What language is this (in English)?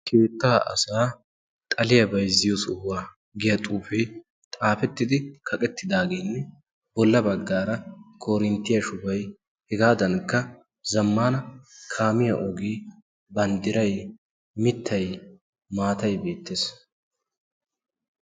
Wolaytta